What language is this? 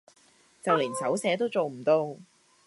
Cantonese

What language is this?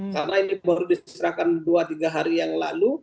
Indonesian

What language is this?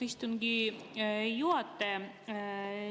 Estonian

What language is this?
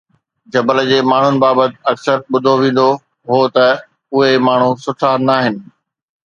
Sindhi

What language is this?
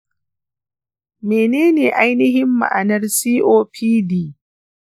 Hausa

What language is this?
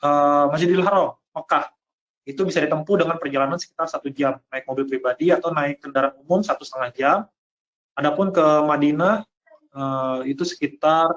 Indonesian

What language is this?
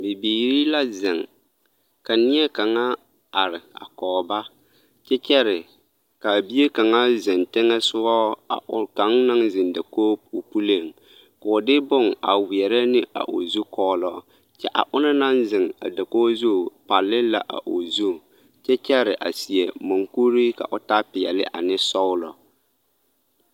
Southern Dagaare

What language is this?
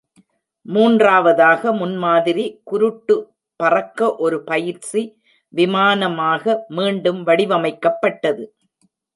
Tamil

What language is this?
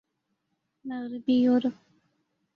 Urdu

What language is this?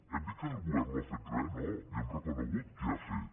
Catalan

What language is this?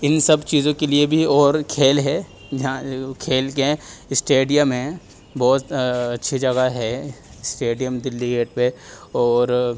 Urdu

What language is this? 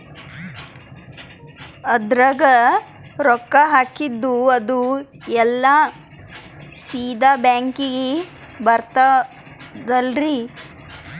Kannada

